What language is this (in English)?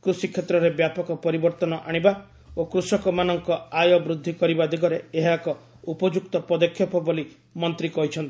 Odia